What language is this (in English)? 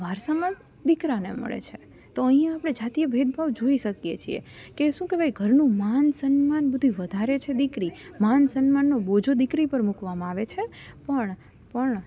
Gujarati